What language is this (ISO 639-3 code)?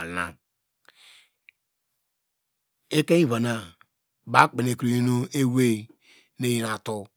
deg